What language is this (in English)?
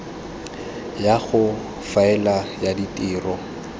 Tswana